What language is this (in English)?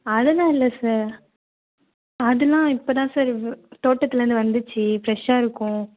Tamil